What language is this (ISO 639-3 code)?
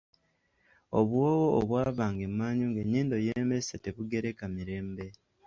lug